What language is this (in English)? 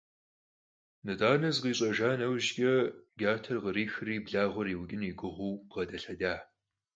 Kabardian